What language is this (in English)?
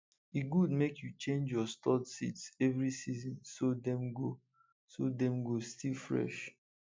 Nigerian Pidgin